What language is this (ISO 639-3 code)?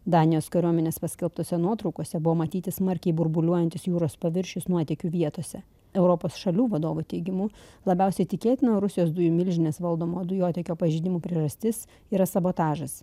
lit